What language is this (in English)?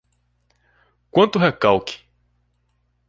Portuguese